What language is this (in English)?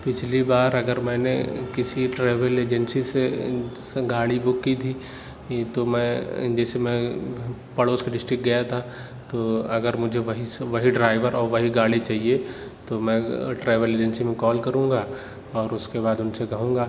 Urdu